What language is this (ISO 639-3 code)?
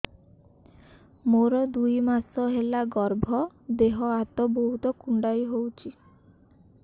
ori